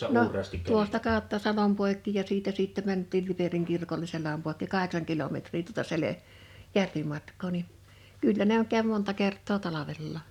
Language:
Finnish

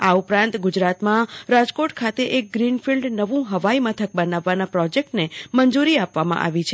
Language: Gujarati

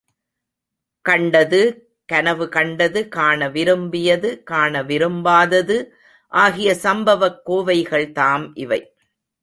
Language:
Tamil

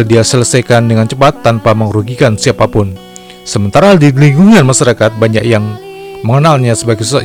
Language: Indonesian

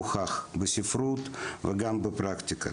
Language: Hebrew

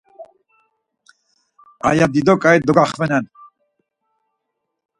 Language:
Laz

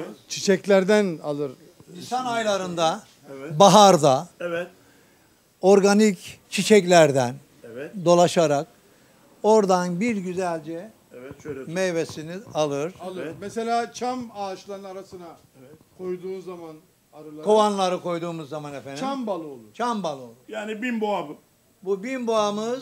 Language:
Turkish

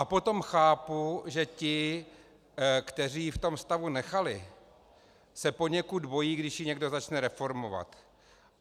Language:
Czech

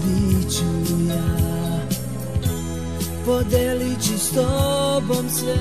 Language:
Romanian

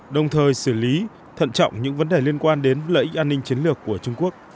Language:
Vietnamese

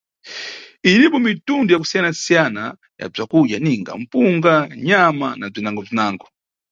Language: Nyungwe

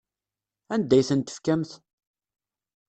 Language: Kabyle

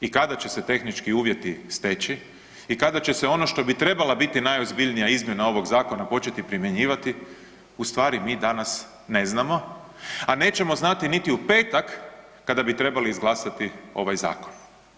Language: Croatian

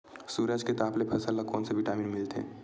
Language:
Chhattisgarhi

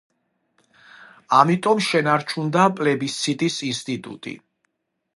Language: Georgian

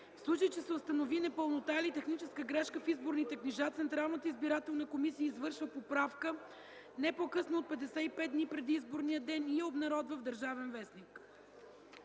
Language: Bulgarian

